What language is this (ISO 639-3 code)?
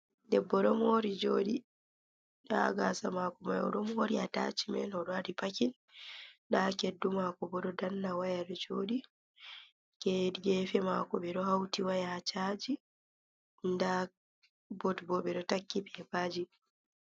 ful